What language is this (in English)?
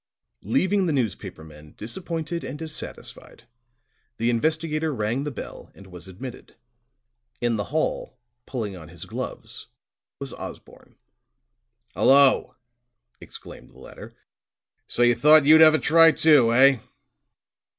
English